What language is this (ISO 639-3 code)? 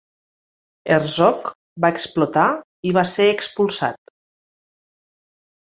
cat